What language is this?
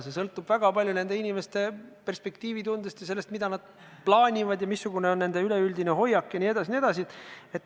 Estonian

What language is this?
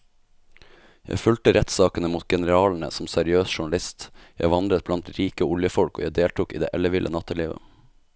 Norwegian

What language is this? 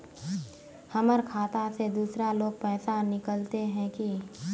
Magahi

